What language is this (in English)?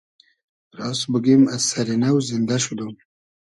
Hazaragi